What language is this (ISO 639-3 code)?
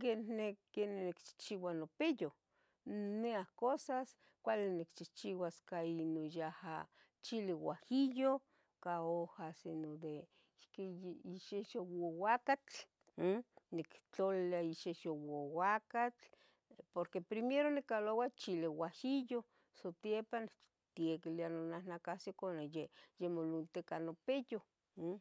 nhg